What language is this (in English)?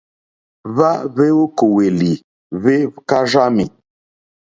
Mokpwe